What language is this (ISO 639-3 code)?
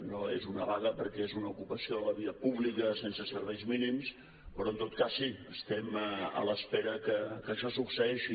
cat